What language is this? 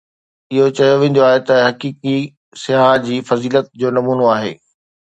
Sindhi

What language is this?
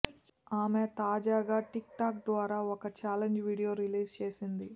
Telugu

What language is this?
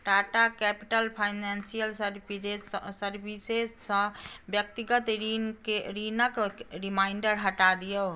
Maithili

